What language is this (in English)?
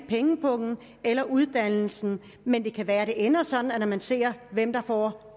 Danish